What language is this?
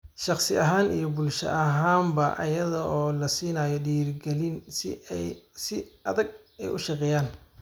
Somali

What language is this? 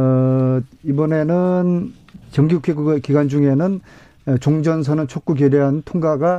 Korean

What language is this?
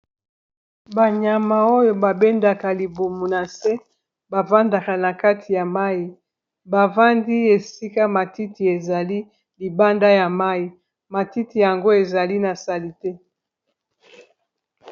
Lingala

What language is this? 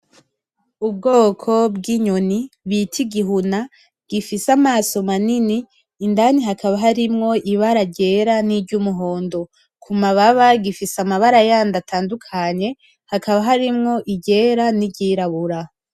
Rundi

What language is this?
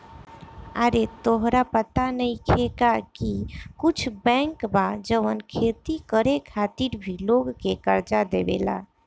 Bhojpuri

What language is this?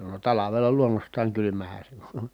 Finnish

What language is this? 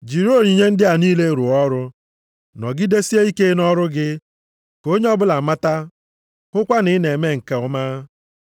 Igbo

